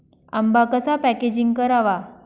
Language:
Marathi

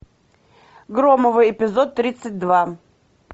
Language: Russian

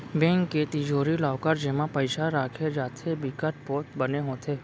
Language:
Chhattisgarhi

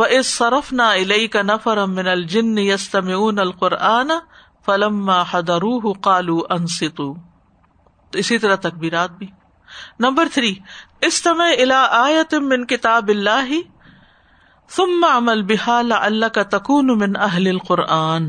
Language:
Urdu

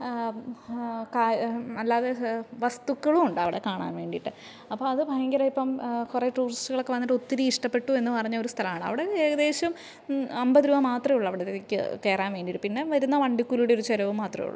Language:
Malayalam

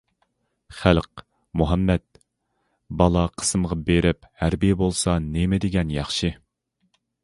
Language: Uyghur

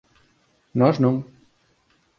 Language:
Galician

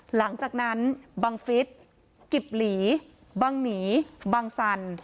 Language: Thai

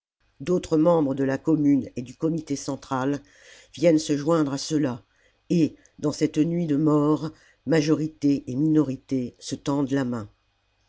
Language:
French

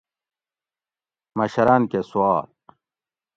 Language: Gawri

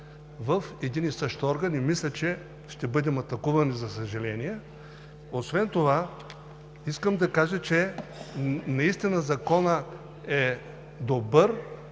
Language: Bulgarian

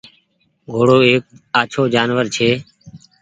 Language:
Goaria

